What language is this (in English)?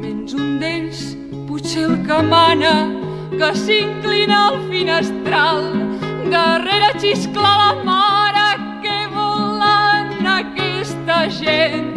Romanian